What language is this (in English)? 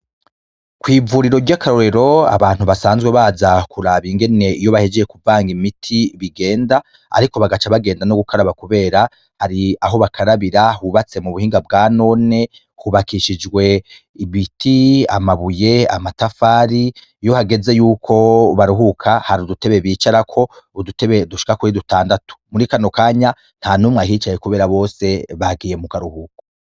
Rundi